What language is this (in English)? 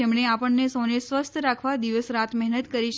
Gujarati